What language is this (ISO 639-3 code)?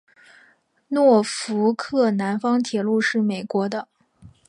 zho